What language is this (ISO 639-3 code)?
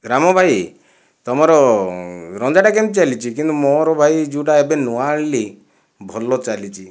ori